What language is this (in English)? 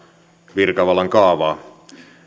Finnish